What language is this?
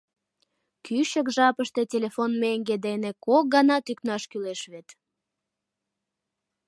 Mari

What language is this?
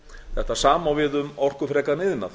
Icelandic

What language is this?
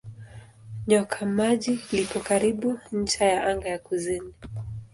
Swahili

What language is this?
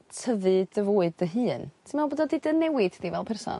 Welsh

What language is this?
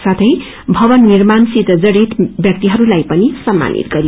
Nepali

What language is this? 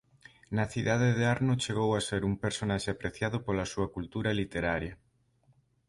Galician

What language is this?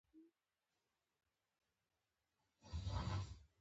Pashto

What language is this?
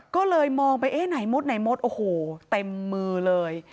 Thai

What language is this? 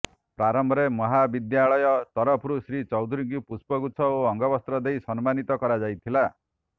Odia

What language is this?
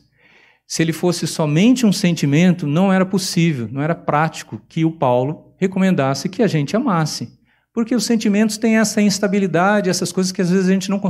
Portuguese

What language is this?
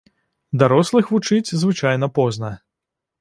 Belarusian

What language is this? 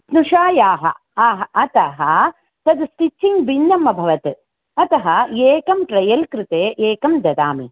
Sanskrit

